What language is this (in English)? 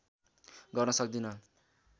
Nepali